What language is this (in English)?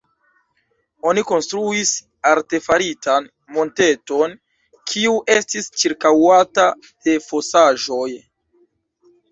Esperanto